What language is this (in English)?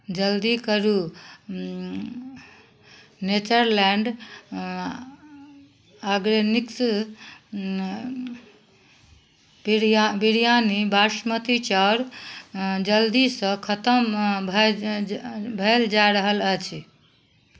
Maithili